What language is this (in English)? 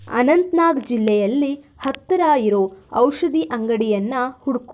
Kannada